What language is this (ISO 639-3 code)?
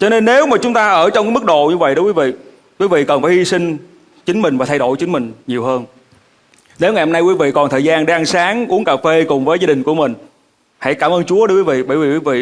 vie